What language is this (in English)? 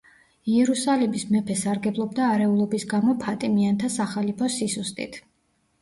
Georgian